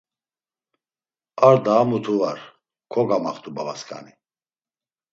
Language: Laz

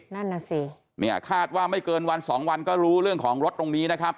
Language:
Thai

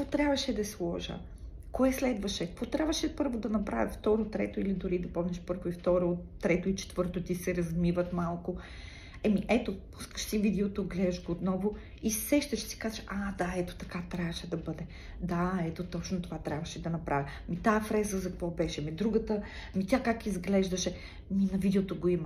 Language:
Bulgarian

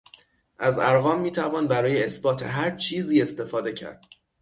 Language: Persian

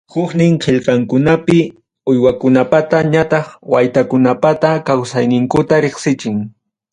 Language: Ayacucho Quechua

